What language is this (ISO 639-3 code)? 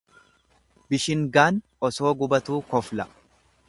orm